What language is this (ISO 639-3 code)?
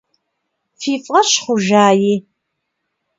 kbd